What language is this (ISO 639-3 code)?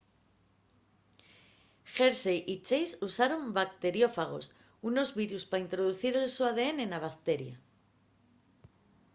ast